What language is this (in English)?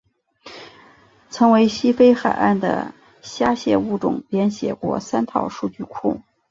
Chinese